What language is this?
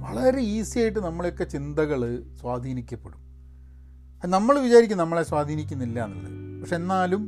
Malayalam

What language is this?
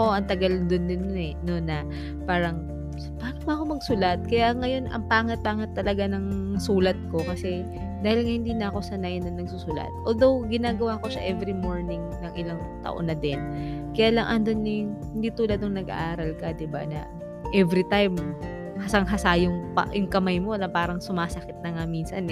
Filipino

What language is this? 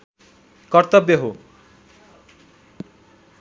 Nepali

